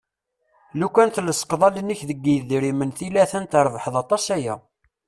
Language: Kabyle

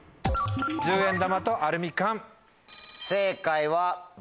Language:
Japanese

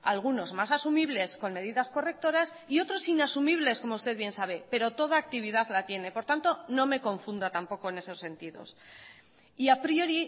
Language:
Spanish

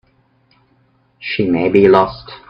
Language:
English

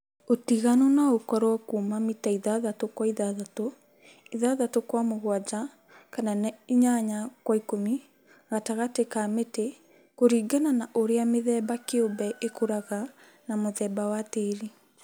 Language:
Kikuyu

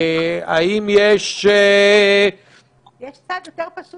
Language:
Hebrew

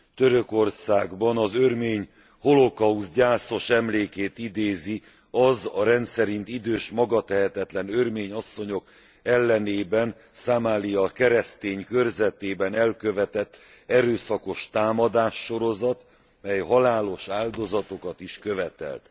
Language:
Hungarian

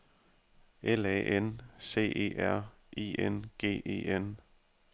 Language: Danish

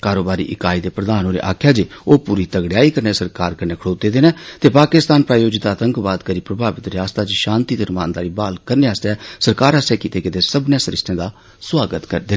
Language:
Dogri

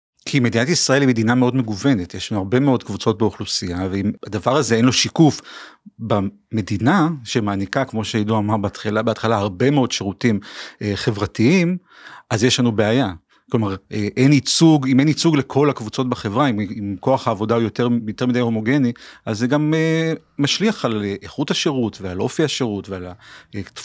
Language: Hebrew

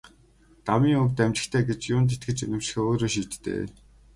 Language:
Mongolian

